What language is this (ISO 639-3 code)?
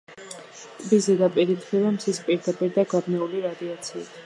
kat